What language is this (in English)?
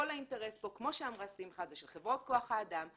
Hebrew